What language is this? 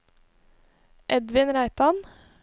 Norwegian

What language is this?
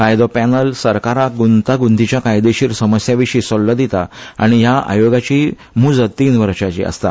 Konkani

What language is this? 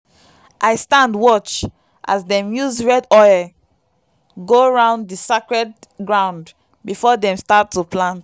Nigerian Pidgin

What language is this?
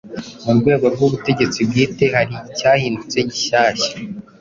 Kinyarwanda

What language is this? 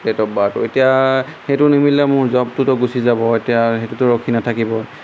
Assamese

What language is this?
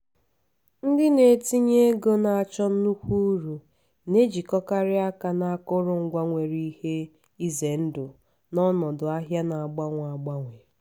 Igbo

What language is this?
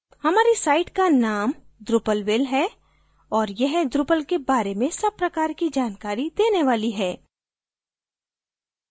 Hindi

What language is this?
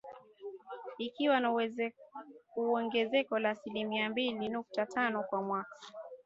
Swahili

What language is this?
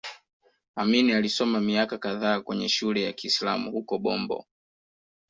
Swahili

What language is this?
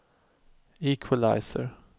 Swedish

